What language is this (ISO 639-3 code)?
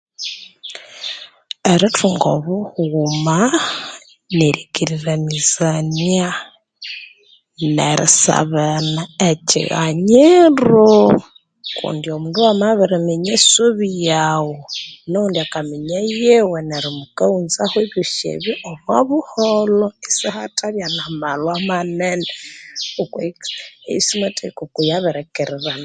koo